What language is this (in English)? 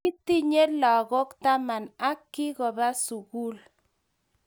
Kalenjin